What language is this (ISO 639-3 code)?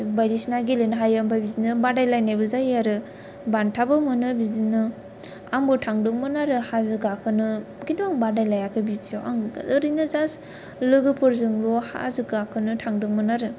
brx